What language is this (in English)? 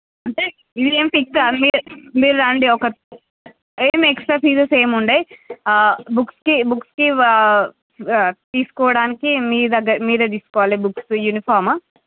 Telugu